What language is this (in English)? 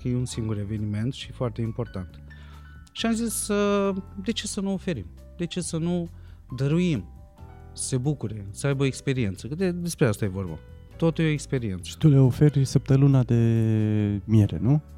Romanian